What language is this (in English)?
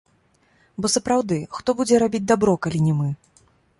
Belarusian